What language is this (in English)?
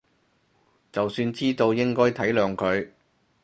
Cantonese